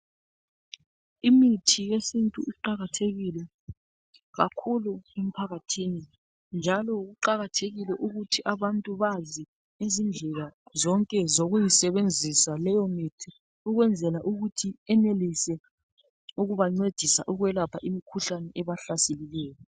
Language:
North Ndebele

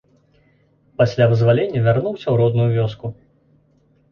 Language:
Belarusian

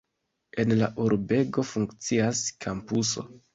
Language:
Esperanto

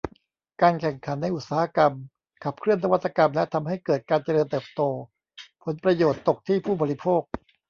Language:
Thai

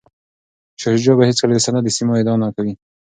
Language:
Pashto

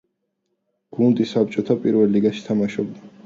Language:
Georgian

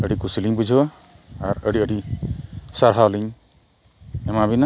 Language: Santali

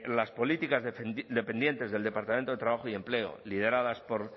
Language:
Spanish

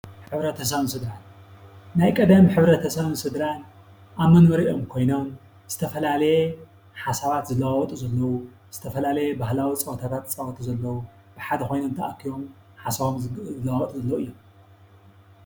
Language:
Tigrinya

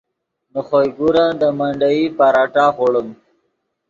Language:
Yidgha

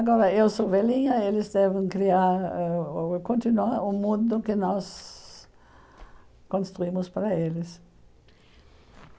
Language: Portuguese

